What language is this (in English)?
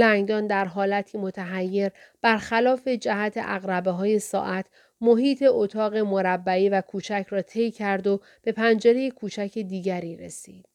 Persian